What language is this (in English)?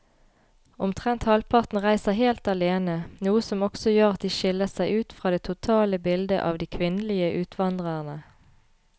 Norwegian